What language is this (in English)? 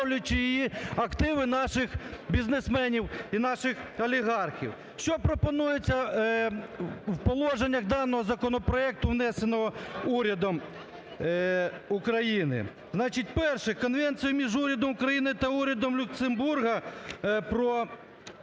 Ukrainian